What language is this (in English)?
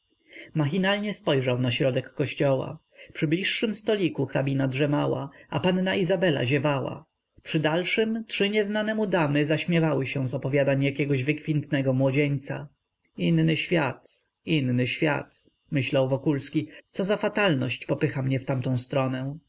Polish